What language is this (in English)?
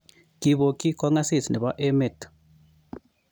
Kalenjin